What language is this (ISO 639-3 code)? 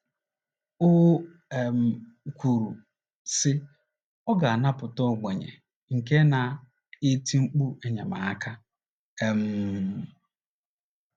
ibo